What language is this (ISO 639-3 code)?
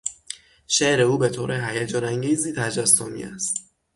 fas